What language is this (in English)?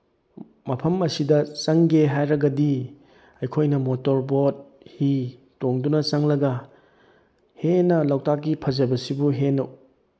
Manipuri